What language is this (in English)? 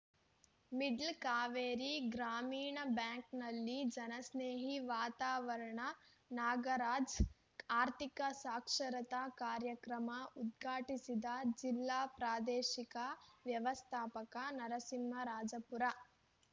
Kannada